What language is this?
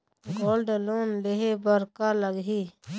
Chhattisgarhi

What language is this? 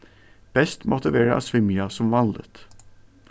Faroese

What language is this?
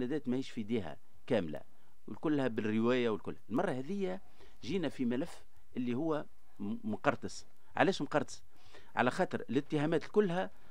Arabic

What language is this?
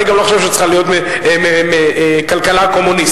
Hebrew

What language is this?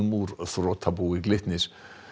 Icelandic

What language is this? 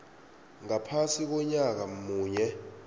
South Ndebele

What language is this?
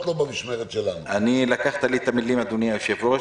Hebrew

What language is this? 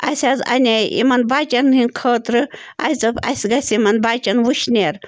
Kashmiri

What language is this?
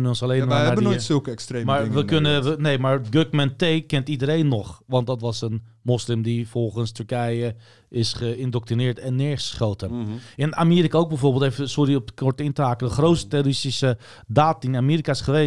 Dutch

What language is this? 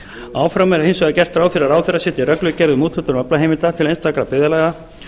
Icelandic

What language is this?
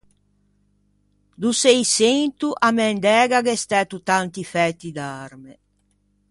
Ligurian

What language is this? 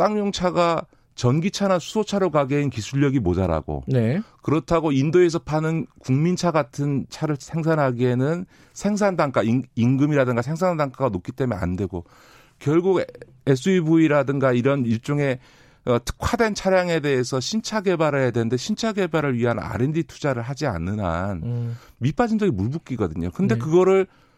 Korean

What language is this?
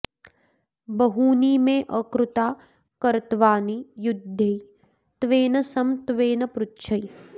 Sanskrit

